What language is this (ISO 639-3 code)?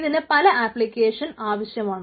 mal